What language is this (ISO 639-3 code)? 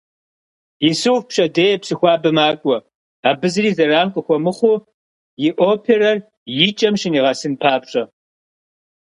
kbd